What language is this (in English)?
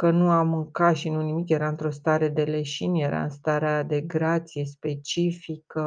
Romanian